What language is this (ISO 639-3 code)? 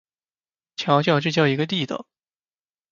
zho